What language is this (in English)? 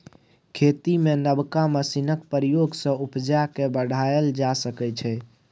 Maithili